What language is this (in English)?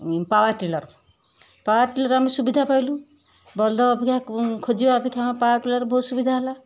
Odia